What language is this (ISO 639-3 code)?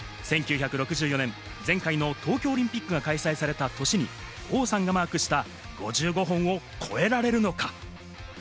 jpn